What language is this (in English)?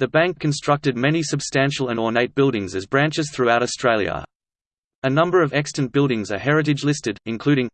English